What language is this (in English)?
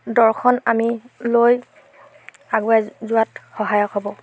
Assamese